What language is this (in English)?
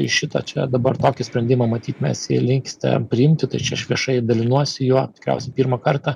Lithuanian